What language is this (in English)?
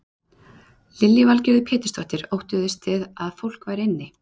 Icelandic